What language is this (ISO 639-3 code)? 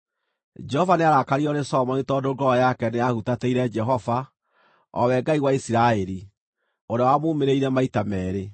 kik